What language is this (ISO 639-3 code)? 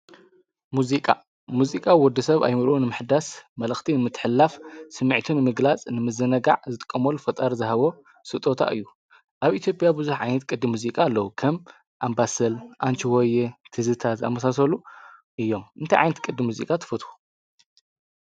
tir